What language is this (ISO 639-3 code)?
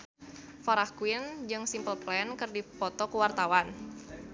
sun